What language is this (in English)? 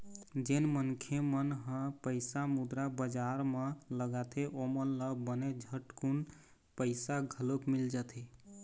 Chhattisgarhi